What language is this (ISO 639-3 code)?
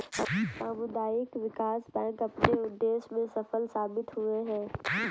hin